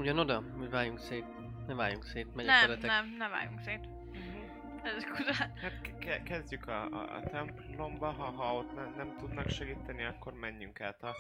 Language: Hungarian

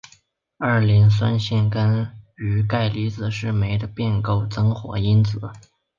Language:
Chinese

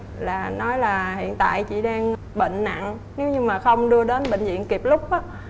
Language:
Vietnamese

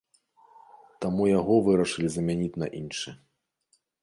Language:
Belarusian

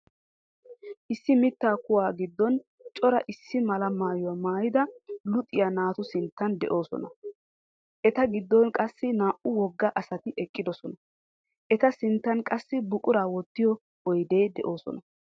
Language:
Wolaytta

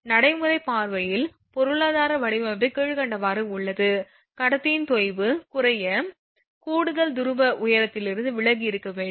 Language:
Tamil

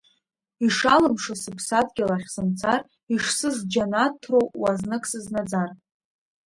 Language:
Abkhazian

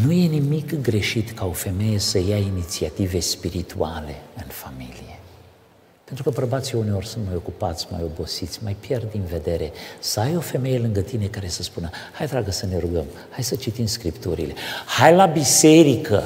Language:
Romanian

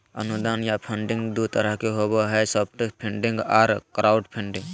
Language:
Magahi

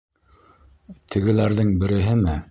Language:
Bashkir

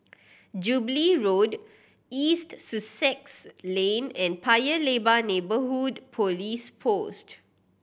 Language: English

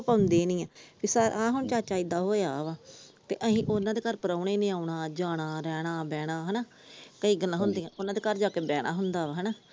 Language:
Punjabi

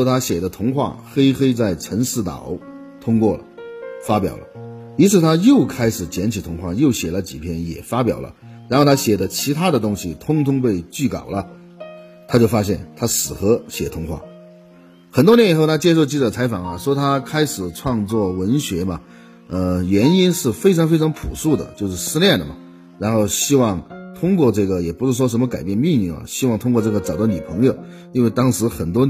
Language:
Chinese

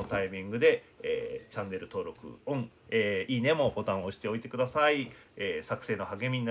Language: Japanese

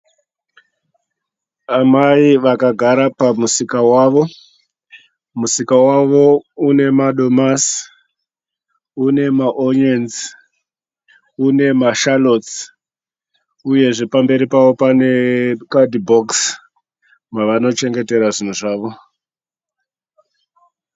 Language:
Shona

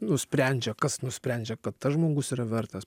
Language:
Lithuanian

